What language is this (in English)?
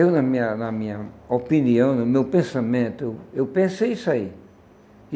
Portuguese